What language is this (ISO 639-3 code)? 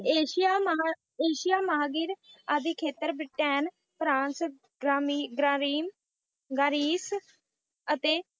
pan